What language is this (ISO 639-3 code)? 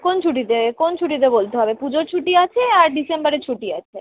ben